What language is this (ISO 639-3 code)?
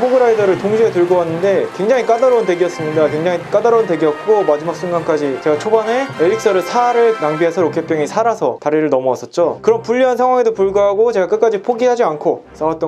kor